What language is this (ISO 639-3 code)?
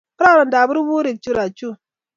kln